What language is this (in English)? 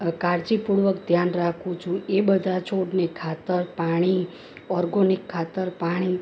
Gujarati